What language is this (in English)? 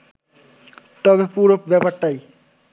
Bangla